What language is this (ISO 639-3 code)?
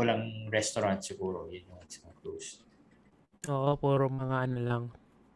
fil